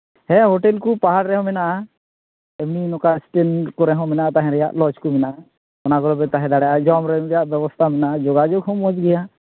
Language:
Santali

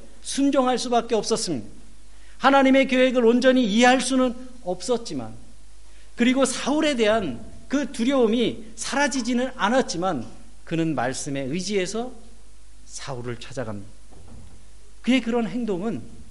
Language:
Korean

